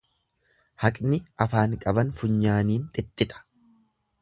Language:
Oromo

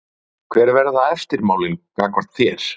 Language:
Icelandic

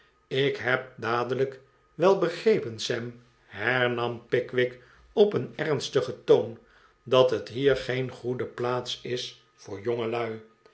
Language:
Dutch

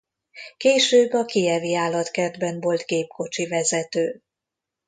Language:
Hungarian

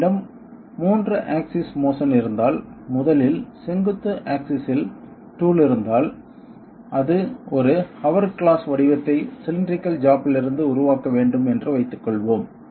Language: Tamil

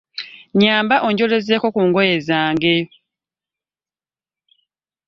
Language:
Ganda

